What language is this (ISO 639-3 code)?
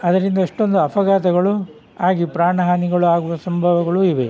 kan